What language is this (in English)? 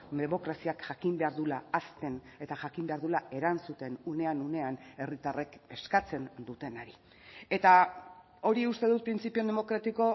Basque